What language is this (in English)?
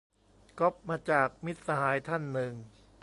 Thai